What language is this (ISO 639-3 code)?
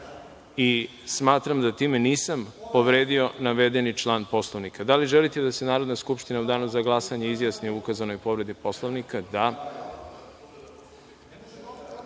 srp